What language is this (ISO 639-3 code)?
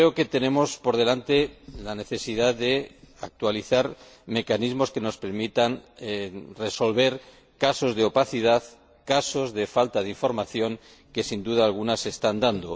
spa